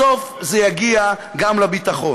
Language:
Hebrew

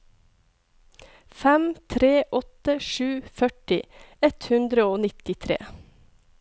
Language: Norwegian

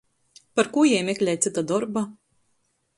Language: Latgalian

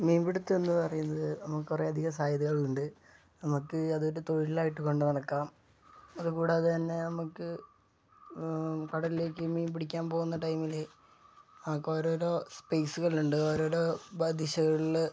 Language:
Malayalam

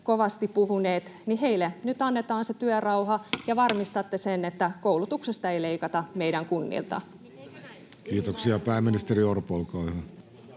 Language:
Finnish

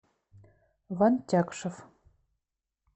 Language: Russian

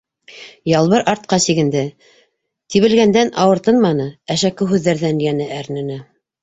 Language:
Bashkir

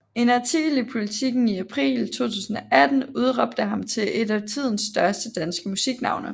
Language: Danish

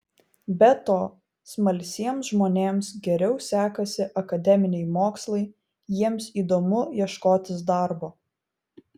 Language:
Lithuanian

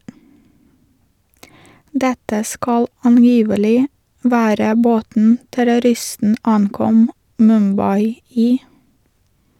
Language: Norwegian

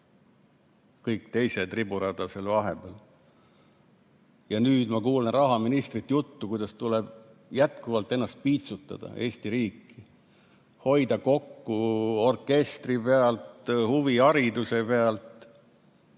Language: Estonian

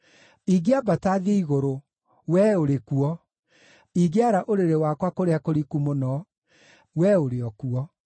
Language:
Kikuyu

